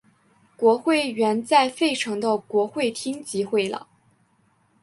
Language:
Chinese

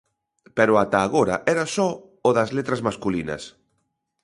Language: Galician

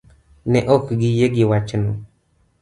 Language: Luo (Kenya and Tanzania)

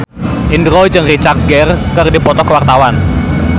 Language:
Sundanese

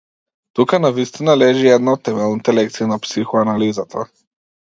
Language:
Macedonian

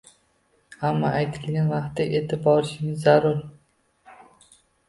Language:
Uzbek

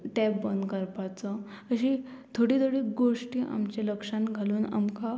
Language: Konkani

